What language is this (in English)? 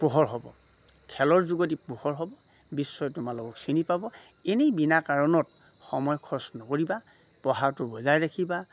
Assamese